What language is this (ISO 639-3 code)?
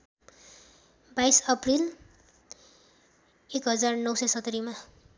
nep